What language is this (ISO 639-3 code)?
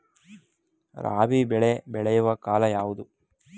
kan